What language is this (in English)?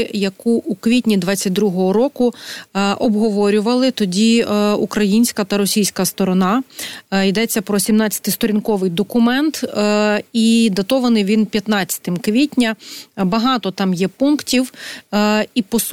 Ukrainian